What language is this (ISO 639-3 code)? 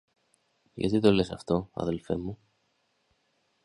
ell